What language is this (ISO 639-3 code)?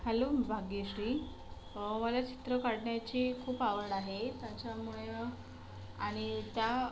mar